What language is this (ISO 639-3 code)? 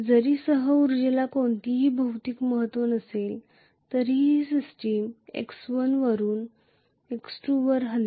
mar